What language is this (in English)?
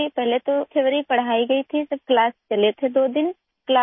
Urdu